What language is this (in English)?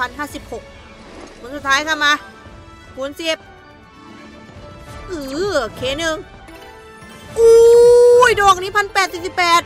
Thai